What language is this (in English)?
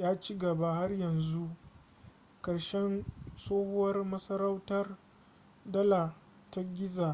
Hausa